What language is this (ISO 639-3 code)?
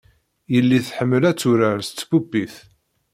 kab